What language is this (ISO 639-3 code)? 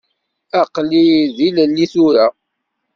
kab